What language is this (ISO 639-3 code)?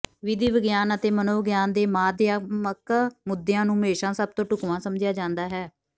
pan